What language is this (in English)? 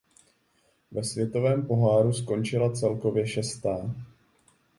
Czech